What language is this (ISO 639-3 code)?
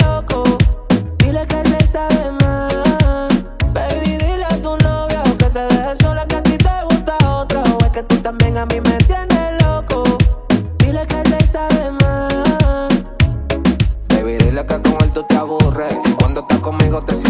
spa